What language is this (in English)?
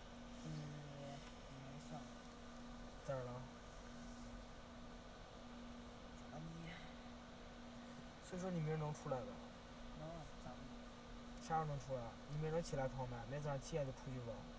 Chinese